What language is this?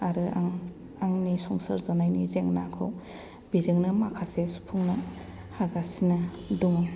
Bodo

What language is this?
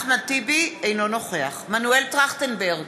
Hebrew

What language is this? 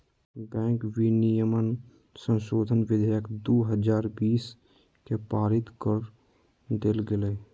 Magahi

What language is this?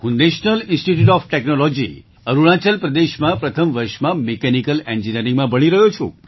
Gujarati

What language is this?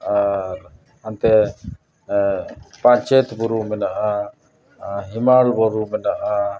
Santali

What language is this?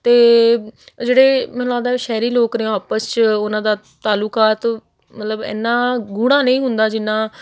Punjabi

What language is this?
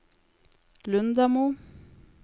Norwegian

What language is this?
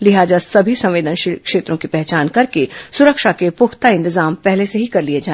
Hindi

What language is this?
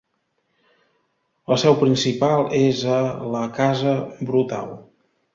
Catalan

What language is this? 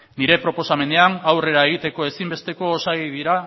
Basque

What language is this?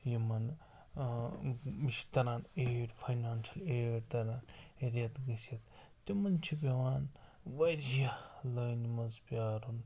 Kashmiri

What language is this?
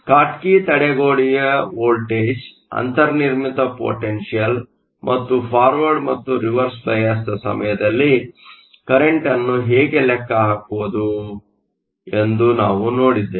Kannada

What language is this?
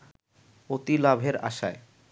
Bangla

